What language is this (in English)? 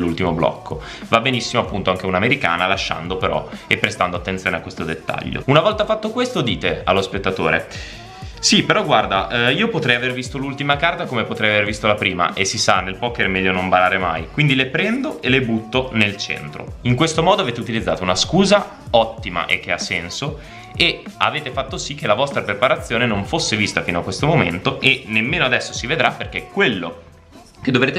Italian